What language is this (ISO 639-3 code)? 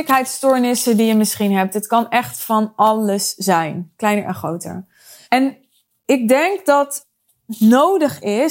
nld